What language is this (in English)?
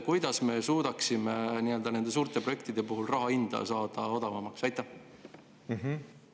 Estonian